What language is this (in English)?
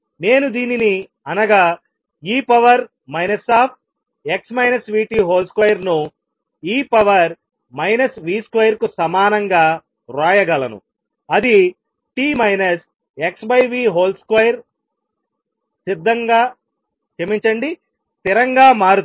Telugu